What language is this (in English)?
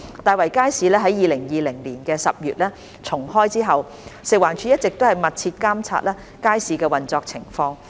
Cantonese